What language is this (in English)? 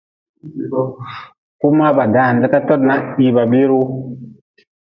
Nawdm